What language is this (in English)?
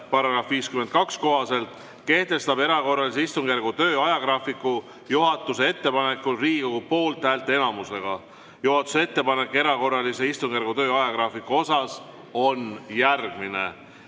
Estonian